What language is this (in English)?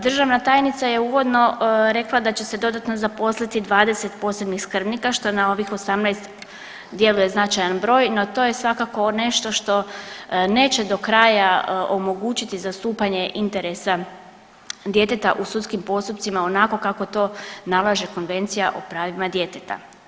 Croatian